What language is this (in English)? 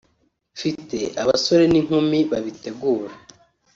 Kinyarwanda